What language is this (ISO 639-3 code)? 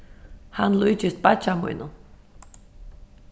fao